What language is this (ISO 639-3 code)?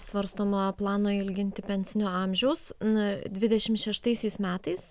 lit